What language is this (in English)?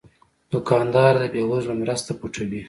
Pashto